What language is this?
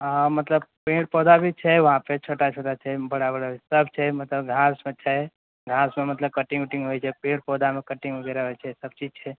Maithili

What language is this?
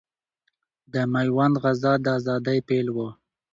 Pashto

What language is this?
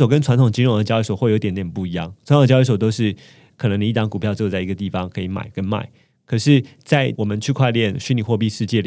Chinese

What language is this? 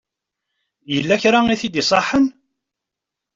Kabyle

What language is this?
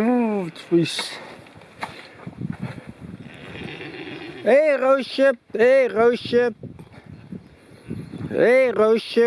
Dutch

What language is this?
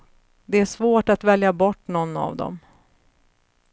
Swedish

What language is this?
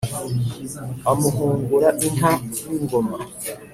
Kinyarwanda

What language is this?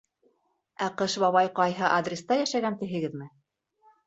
Bashkir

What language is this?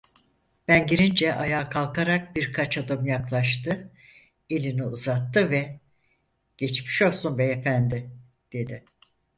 Turkish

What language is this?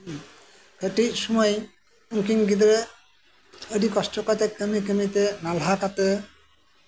Santali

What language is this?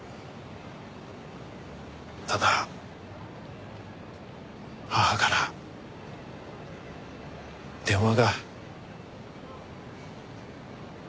Japanese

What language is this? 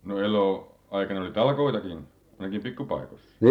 Finnish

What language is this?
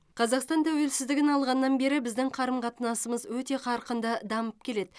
Kazakh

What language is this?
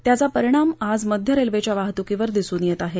Marathi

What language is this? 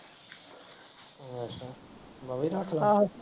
Punjabi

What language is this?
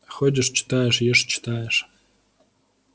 Russian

